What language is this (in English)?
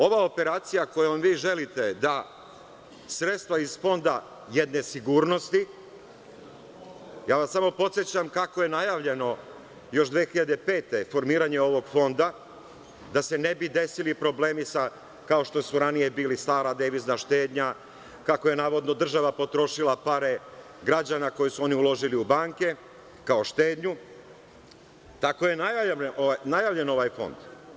Serbian